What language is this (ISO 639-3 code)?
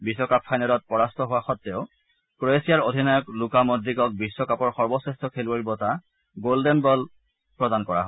asm